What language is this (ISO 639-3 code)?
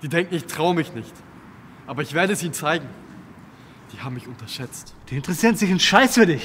deu